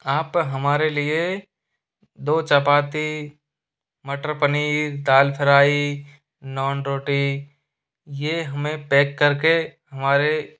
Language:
Hindi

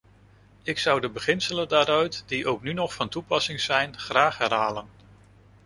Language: Dutch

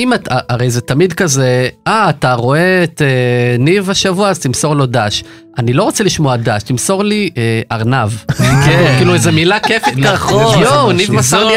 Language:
Hebrew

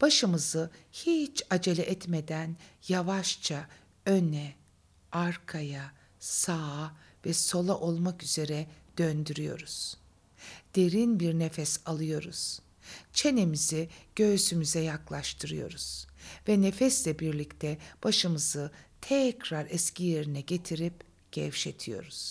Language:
Turkish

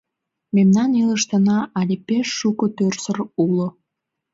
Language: Mari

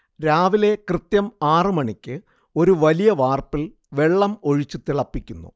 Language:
Malayalam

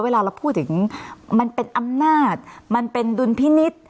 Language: Thai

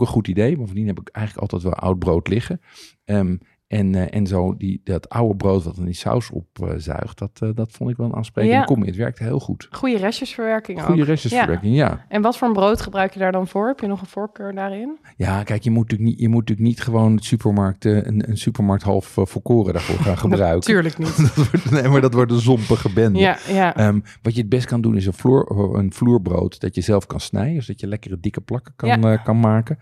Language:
Dutch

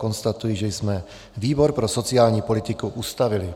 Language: Czech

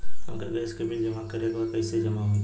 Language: Bhojpuri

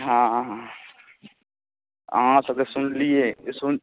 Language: Maithili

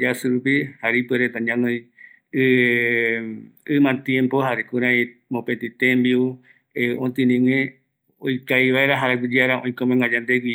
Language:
Eastern Bolivian Guaraní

